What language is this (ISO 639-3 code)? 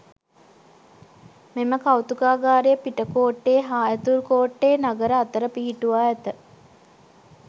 sin